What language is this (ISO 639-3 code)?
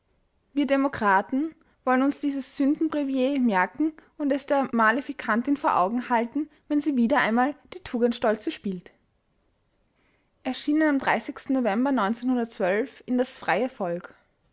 deu